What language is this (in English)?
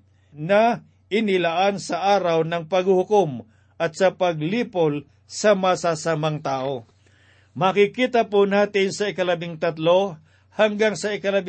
Filipino